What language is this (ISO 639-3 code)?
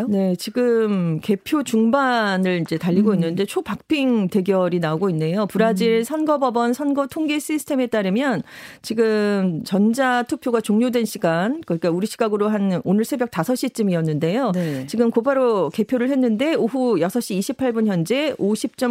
kor